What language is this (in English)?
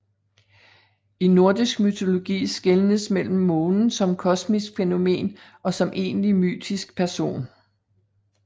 Danish